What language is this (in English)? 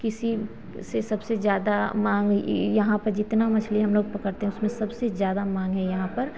Hindi